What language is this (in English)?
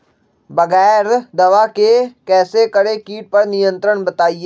Magahi